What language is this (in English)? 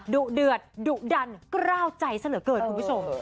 Thai